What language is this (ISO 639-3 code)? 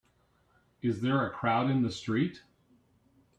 eng